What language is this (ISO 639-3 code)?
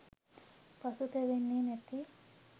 sin